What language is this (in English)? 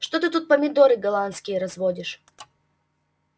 Russian